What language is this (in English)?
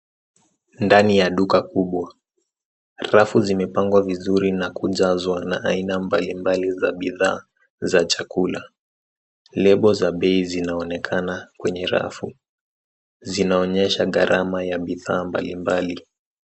Swahili